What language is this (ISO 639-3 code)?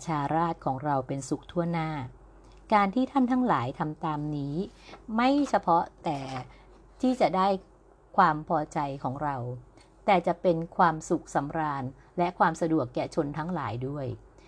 tha